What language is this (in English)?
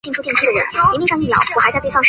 Chinese